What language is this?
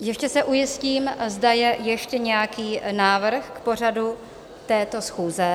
Czech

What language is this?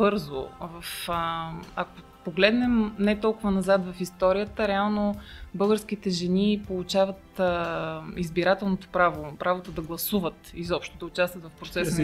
Bulgarian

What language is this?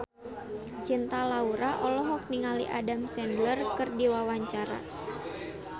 Sundanese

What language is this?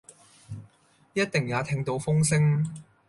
Cantonese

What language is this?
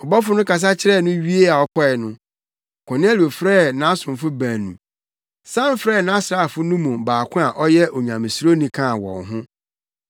Akan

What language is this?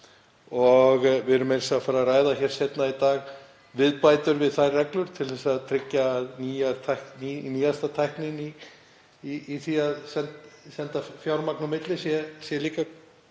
Icelandic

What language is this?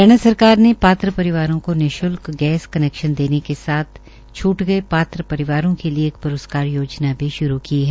Hindi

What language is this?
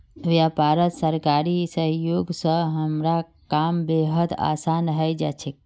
Magahi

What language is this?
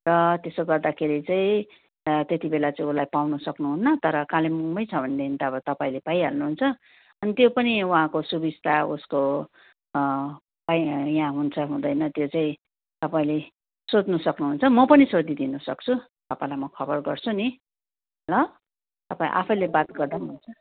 Nepali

